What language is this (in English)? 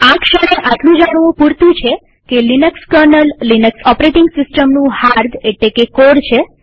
Gujarati